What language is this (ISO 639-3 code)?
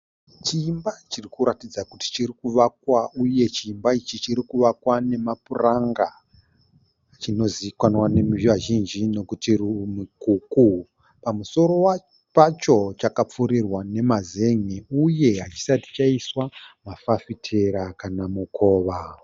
sna